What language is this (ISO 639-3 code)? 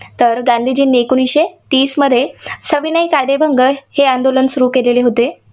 mar